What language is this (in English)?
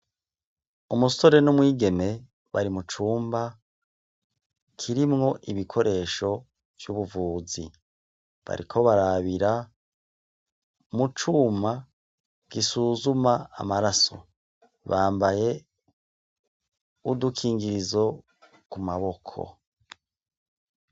Rundi